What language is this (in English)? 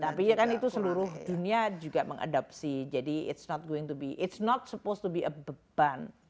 Indonesian